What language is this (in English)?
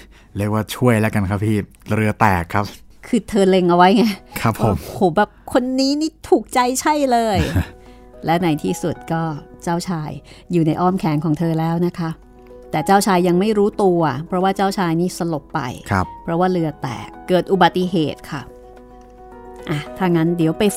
Thai